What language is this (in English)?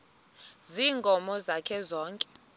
Xhosa